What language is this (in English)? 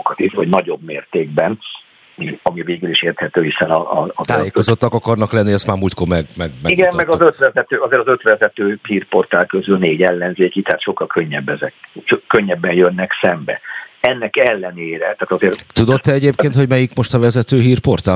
Hungarian